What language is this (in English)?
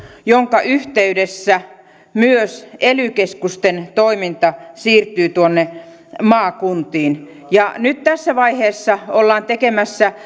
Finnish